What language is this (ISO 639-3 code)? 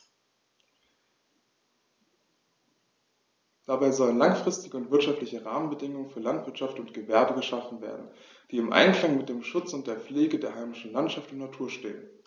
deu